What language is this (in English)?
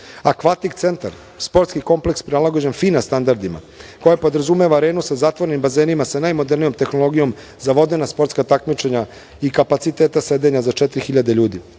Serbian